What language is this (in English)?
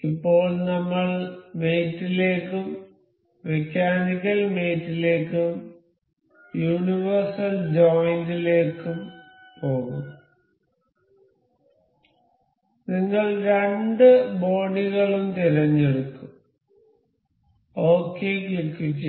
Malayalam